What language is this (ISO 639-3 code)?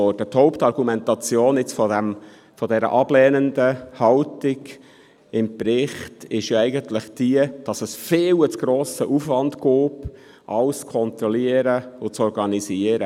gsw